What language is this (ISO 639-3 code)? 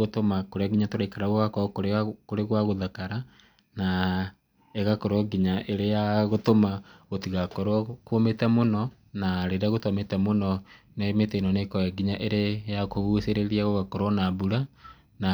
kik